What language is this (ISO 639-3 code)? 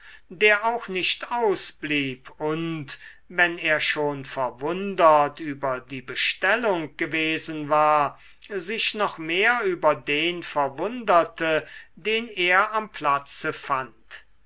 deu